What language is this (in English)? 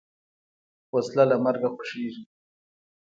Pashto